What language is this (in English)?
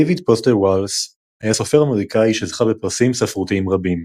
Hebrew